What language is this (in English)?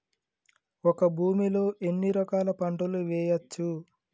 Telugu